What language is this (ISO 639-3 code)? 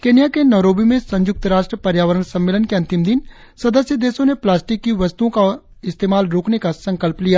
hin